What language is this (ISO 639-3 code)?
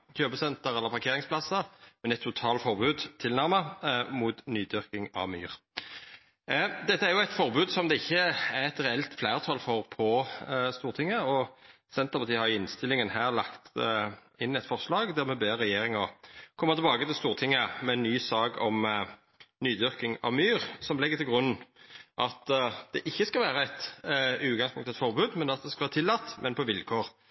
nno